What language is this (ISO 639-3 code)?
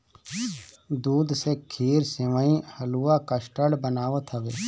bho